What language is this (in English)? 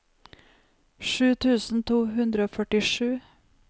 Norwegian